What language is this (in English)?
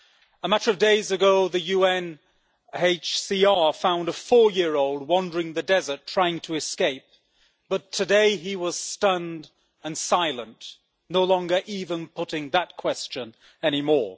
English